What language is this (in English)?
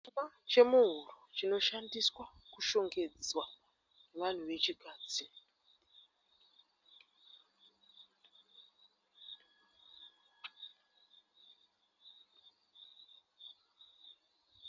Shona